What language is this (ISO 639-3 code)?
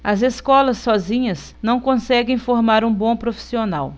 por